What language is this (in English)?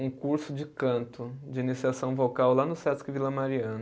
Portuguese